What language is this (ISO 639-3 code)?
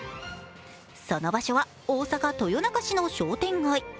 jpn